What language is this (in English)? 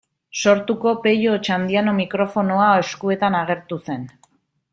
Basque